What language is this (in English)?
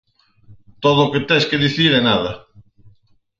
Galician